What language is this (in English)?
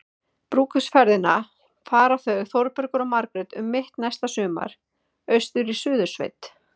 Icelandic